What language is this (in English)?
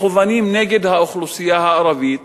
Hebrew